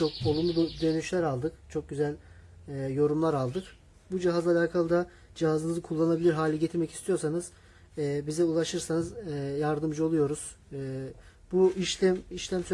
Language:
Turkish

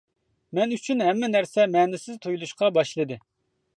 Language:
Uyghur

